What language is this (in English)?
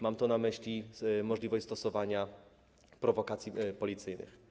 Polish